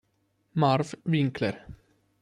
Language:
Italian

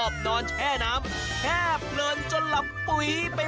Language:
Thai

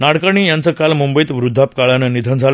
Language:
Marathi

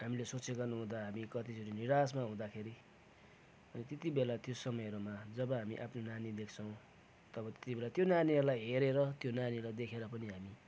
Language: Nepali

